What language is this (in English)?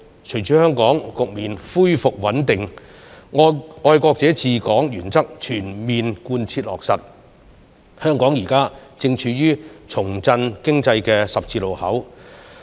Cantonese